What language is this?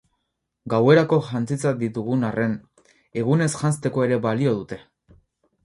Basque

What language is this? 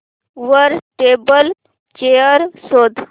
Marathi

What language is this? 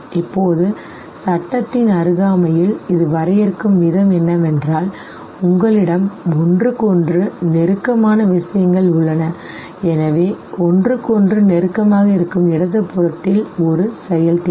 Tamil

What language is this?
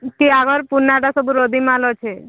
Odia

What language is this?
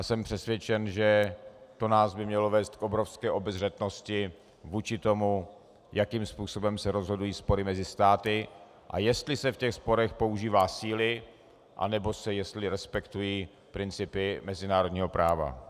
Czech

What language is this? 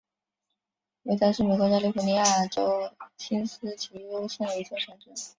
Chinese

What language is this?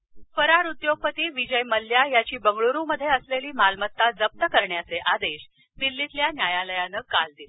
Marathi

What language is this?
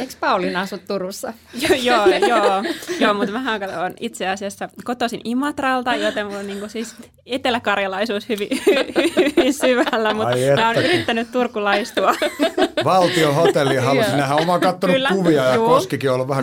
Finnish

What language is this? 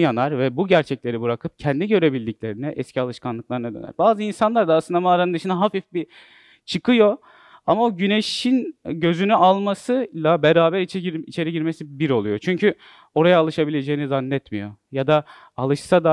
Turkish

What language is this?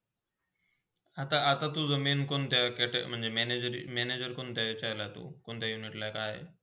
Marathi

